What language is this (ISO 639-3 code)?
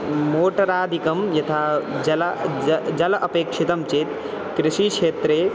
san